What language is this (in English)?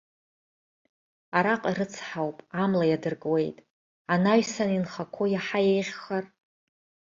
Abkhazian